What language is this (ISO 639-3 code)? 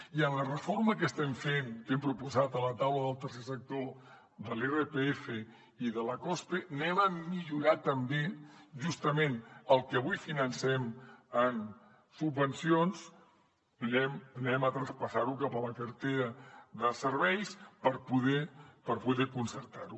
cat